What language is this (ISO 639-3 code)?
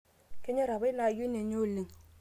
mas